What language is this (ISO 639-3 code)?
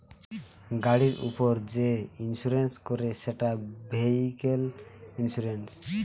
ben